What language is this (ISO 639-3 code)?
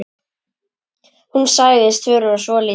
isl